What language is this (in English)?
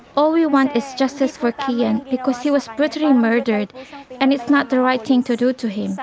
English